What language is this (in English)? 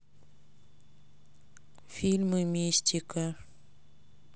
Russian